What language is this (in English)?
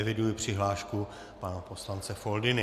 Czech